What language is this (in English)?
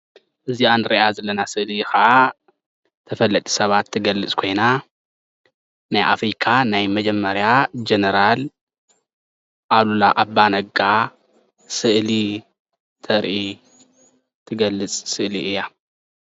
Tigrinya